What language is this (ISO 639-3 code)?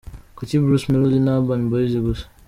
kin